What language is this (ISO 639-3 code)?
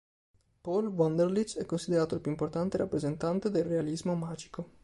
ita